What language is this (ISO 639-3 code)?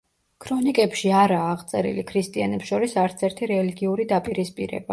kat